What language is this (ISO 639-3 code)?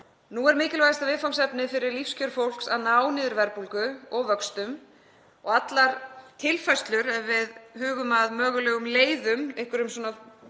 isl